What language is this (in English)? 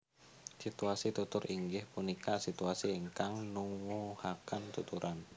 Javanese